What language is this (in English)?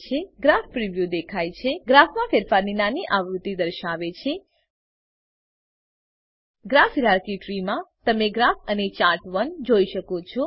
Gujarati